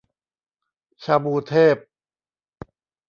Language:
Thai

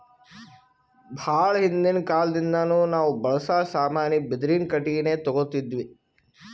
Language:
Kannada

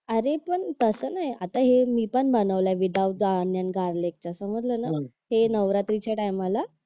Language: Marathi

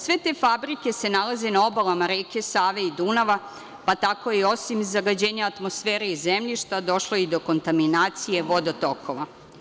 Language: Serbian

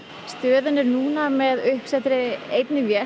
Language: Icelandic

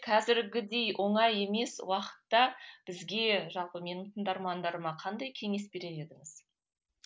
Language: Kazakh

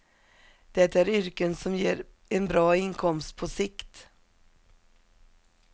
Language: Swedish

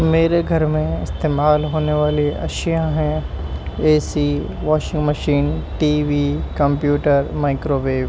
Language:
Urdu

